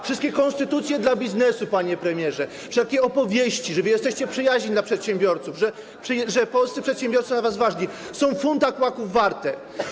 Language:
Polish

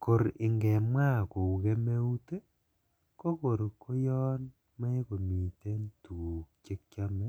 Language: Kalenjin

